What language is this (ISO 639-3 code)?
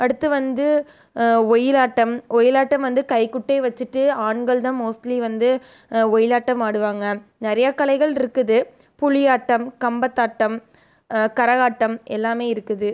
tam